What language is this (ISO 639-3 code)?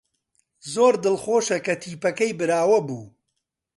ckb